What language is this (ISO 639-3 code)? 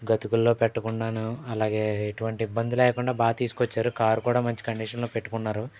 tel